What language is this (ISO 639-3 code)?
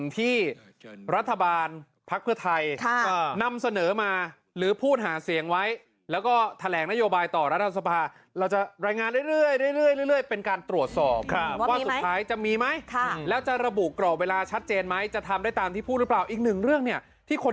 tha